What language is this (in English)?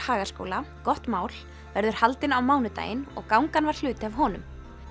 Icelandic